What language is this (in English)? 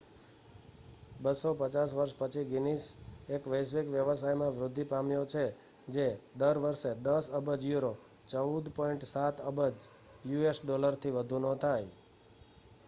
Gujarati